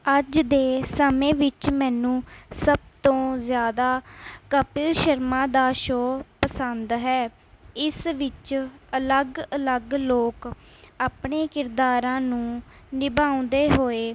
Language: Punjabi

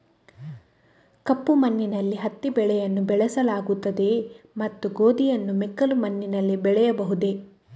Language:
Kannada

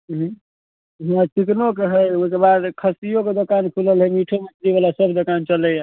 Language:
Maithili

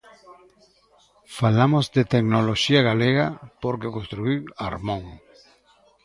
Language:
Galician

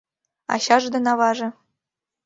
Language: Mari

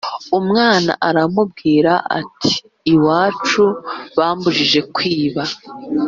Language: Kinyarwanda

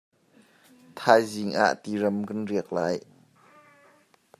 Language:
Hakha Chin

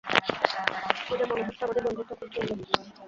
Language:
Bangla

